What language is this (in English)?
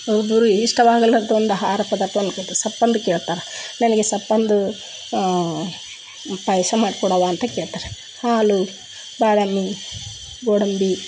Kannada